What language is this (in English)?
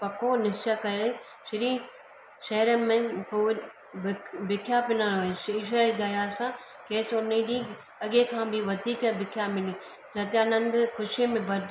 Sindhi